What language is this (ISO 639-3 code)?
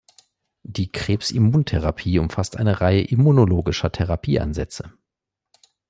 deu